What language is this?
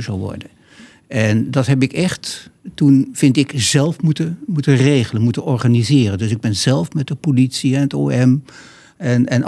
Dutch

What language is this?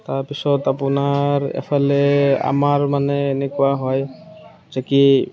Assamese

